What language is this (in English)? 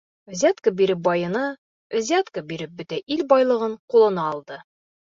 Bashkir